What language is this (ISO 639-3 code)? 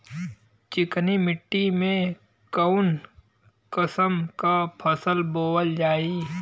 bho